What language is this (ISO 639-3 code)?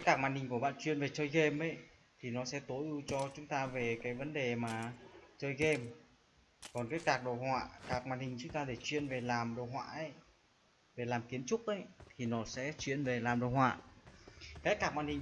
vie